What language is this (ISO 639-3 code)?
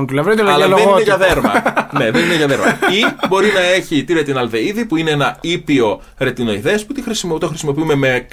ell